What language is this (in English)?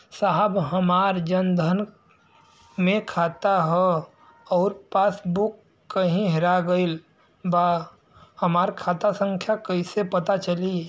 Bhojpuri